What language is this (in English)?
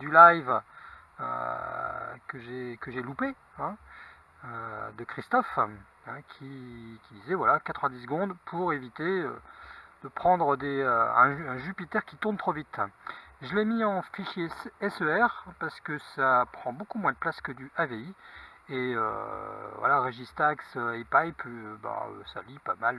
French